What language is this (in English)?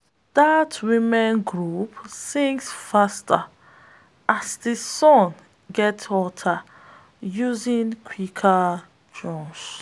Nigerian Pidgin